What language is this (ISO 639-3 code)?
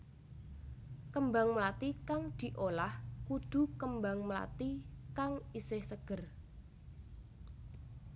jav